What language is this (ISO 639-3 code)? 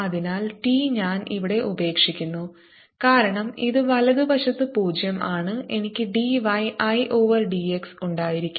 mal